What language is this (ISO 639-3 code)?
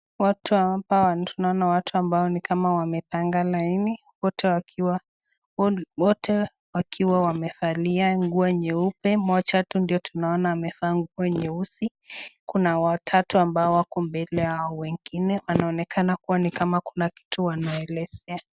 swa